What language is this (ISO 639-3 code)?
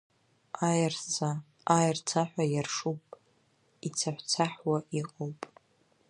abk